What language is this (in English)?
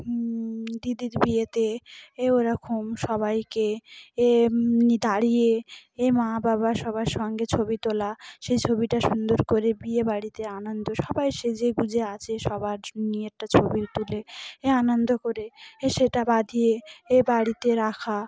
Bangla